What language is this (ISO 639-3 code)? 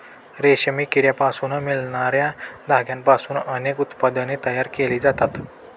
mar